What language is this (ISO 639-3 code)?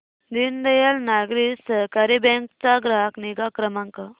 mar